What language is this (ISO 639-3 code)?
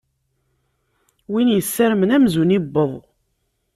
kab